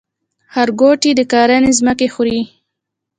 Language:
Pashto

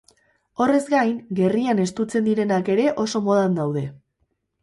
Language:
Basque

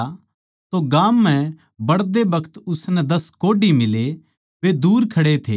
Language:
Haryanvi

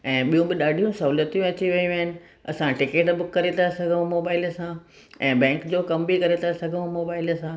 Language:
Sindhi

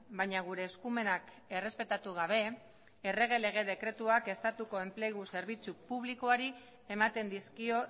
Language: Basque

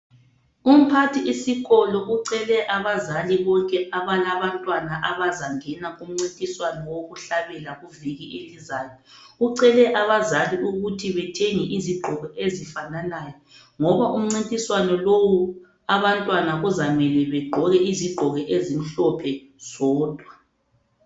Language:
North Ndebele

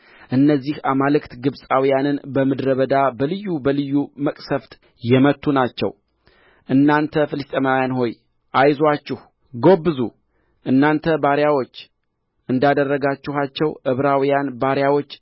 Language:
Amharic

